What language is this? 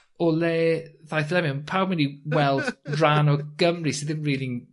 Welsh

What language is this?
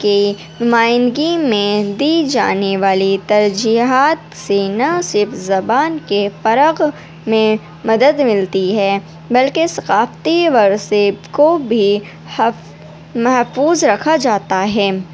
Urdu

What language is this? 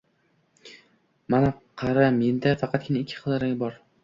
Uzbek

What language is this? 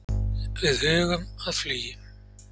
Icelandic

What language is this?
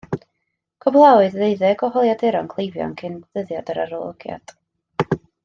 Welsh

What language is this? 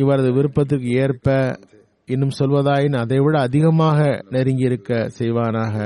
Tamil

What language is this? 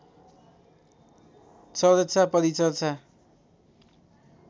Nepali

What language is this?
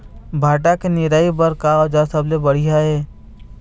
Chhattisgarhi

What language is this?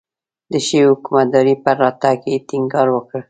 Pashto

